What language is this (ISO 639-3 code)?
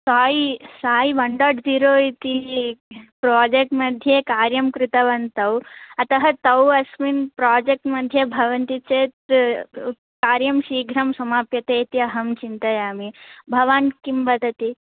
san